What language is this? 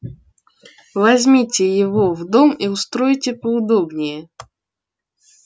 Russian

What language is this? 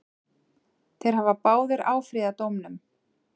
Icelandic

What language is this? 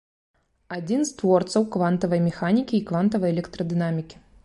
Belarusian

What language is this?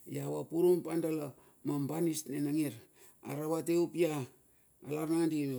Bilur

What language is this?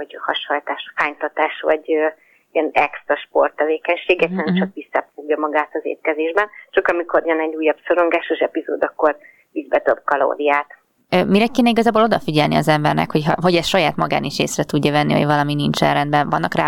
Hungarian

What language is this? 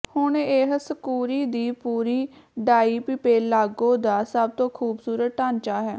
Punjabi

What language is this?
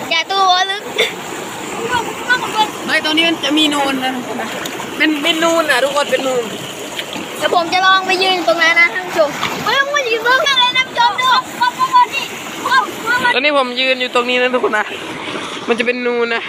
Thai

